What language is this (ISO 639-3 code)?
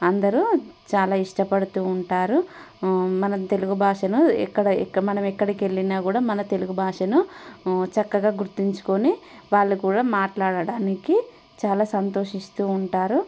tel